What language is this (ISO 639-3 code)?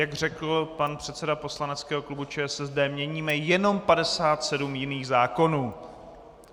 ces